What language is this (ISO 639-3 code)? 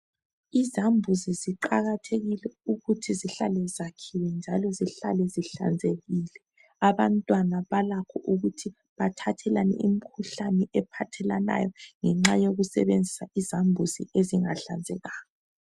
nde